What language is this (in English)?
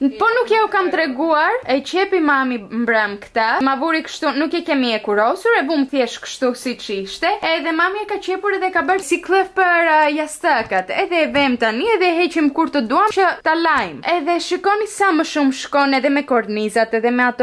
Romanian